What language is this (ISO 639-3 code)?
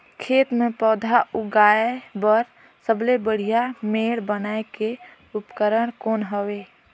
hne